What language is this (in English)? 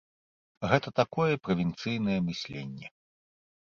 Belarusian